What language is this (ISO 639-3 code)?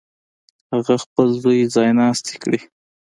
pus